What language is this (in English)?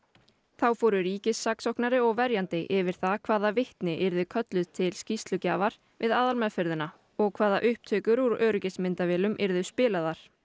Icelandic